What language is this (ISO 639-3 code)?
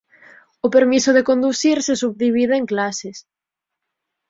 glg